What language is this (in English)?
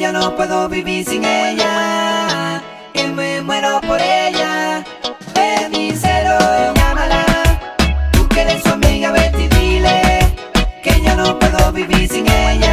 Spanish